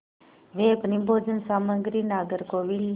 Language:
Hindi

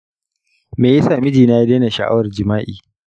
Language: Hausa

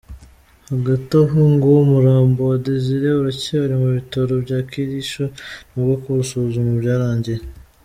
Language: Kinyarwanda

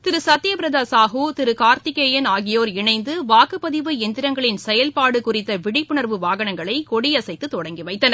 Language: Tamil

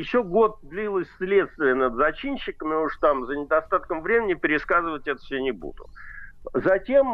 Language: Russian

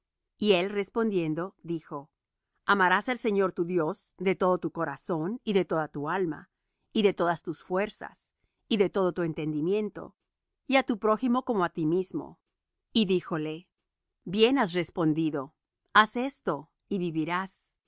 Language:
Spanish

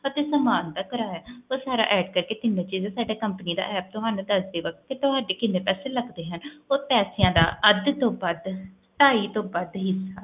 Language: Punjabi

